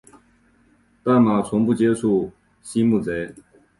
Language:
Chinese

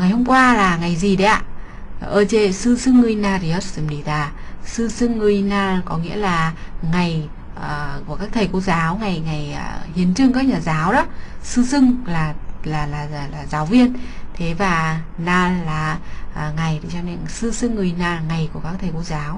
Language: Vietnamese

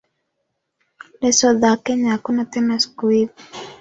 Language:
Swahili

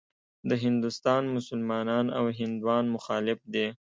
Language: Pashto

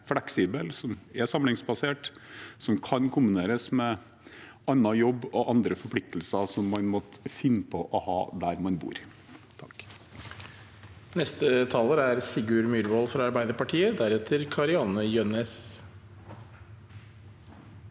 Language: Norwegian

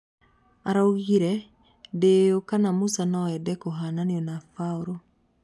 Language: Kikuyu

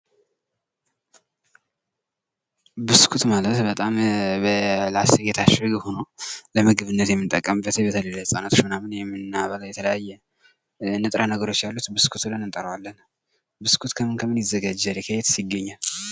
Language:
Amharic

